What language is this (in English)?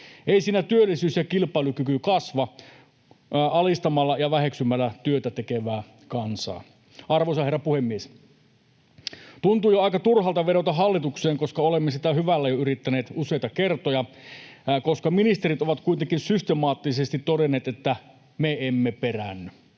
Finnish